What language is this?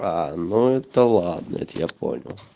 Russian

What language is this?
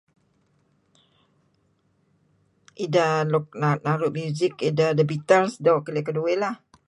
Kelabit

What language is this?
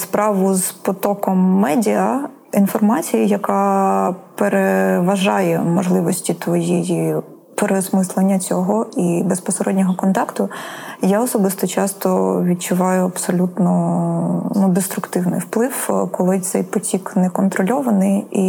Ukrainian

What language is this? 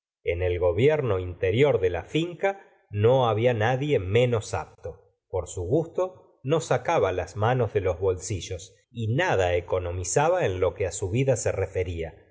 Spanish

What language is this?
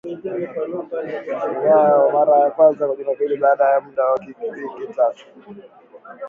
Swahili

